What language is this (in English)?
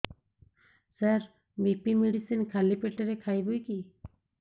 Odia